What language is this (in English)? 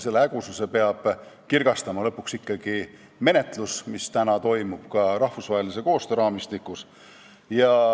Estonian